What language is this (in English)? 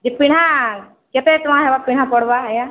Odia